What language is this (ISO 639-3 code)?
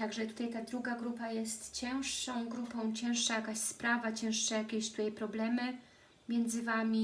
pol